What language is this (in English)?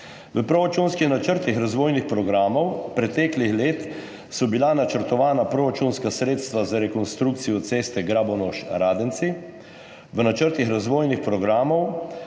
Slovenian